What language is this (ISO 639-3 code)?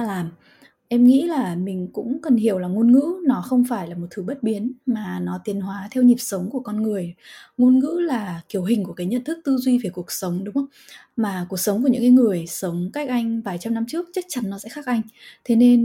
vie